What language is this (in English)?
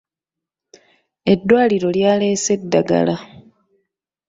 Ganda